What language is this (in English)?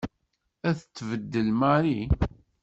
Kabyle